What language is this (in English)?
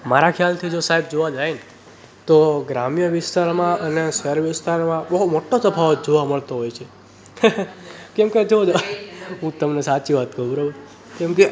Gujarati